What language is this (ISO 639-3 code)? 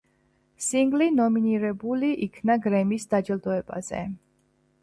kat